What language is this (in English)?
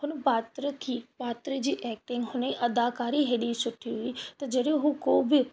Sindhi